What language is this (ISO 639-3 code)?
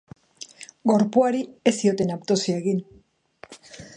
eus